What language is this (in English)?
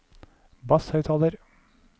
Norwegian